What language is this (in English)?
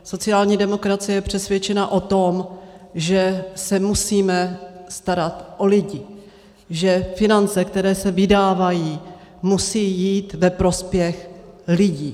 Czech